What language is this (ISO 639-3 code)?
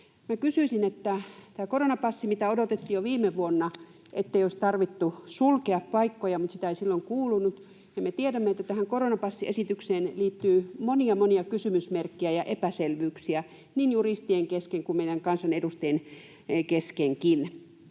fin